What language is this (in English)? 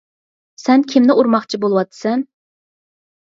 Uyghur